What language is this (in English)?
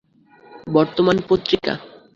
Bangla